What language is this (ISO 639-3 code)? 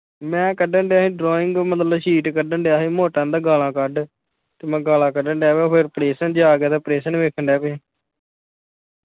pan